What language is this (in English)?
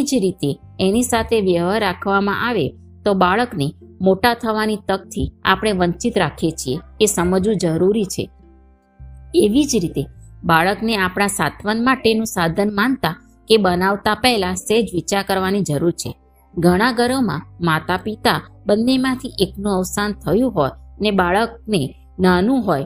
Gujarati